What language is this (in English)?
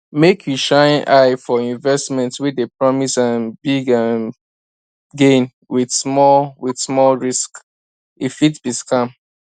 Nigerian Pidgin